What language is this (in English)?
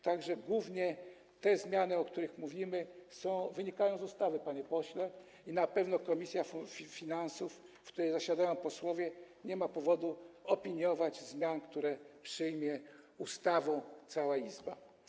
Polish